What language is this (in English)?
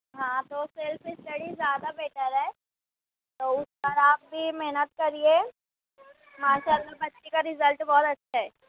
Urdu